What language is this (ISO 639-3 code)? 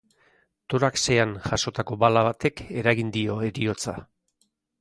eus